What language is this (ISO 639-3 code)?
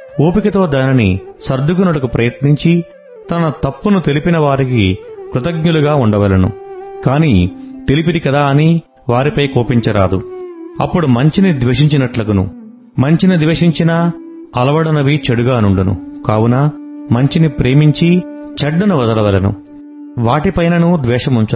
tel